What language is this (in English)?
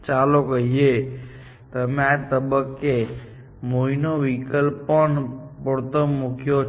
Gujarati